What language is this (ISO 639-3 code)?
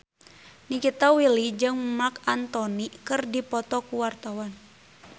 sun